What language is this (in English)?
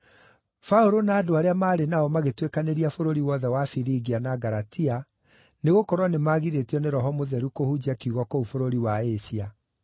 Kikuyu